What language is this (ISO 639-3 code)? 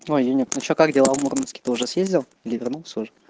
rus